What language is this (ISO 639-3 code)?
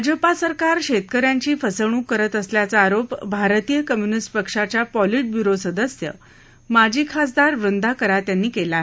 mar